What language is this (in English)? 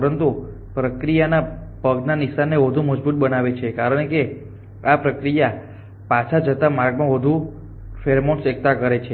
Gujarati